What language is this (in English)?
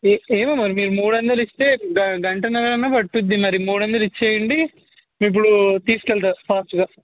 Telugu